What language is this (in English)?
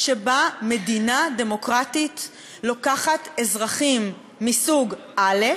Hebrew